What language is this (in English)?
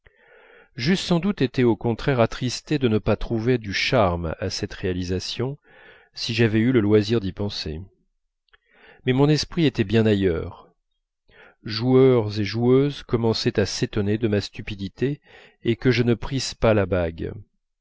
French